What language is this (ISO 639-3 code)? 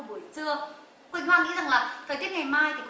vie